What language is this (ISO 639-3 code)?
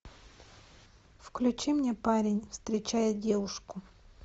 rus